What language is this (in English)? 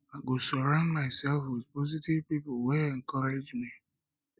Nigerian Pidgin